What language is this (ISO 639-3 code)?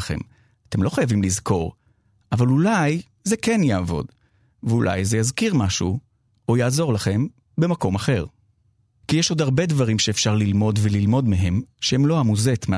heb